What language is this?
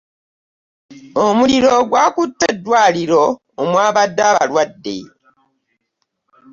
Ganda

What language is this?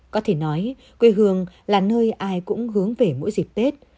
Vietnamese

